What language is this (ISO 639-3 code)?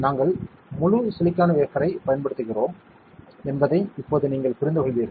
tam